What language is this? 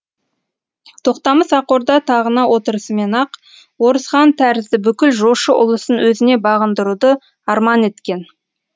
Kazakh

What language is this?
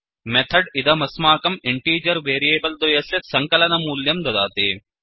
Sanskrit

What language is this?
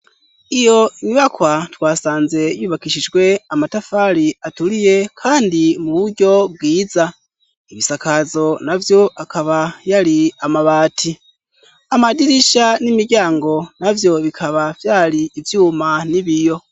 Rundi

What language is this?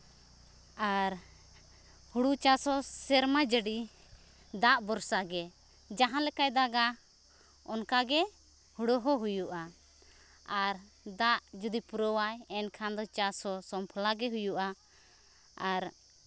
Santali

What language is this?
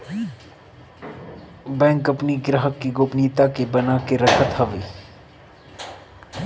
Bhojpuri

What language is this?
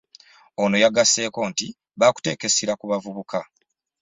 Ganda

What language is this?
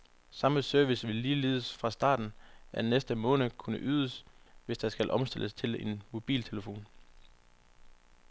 Danish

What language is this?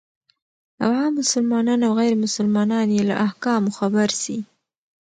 Pashto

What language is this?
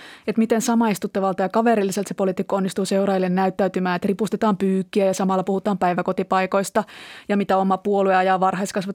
Finnish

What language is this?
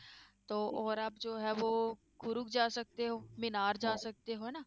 Punjabi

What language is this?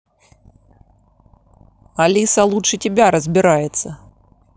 Russian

